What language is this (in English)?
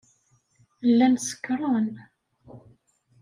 Kabyle